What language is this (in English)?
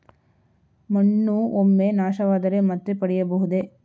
Kannada